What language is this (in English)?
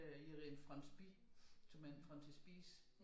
Danish